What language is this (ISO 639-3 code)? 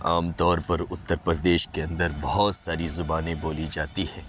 urd